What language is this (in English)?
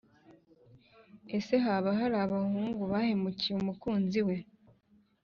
Kinyarwanda